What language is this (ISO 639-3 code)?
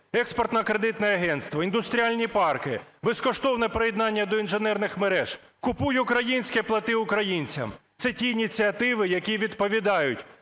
ukr